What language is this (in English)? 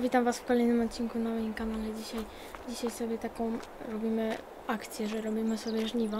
Polish